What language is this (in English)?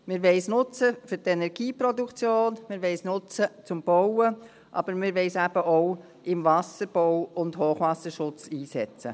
Swiss German